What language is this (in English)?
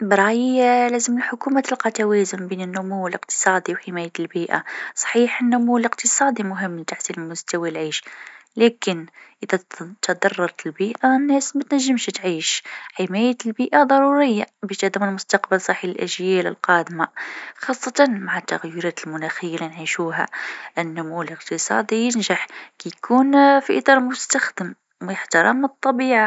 Tunisian Arabic